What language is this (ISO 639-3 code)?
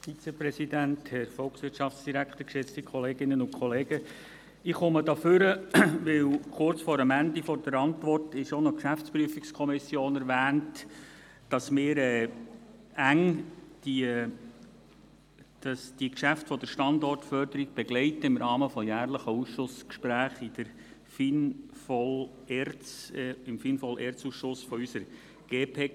gsw